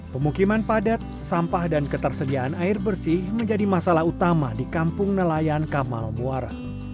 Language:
Indonesian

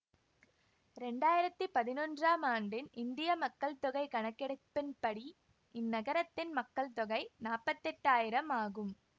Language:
Tamil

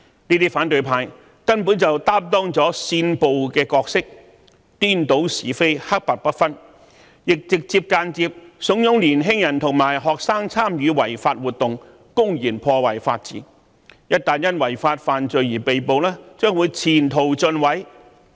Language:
Cantonese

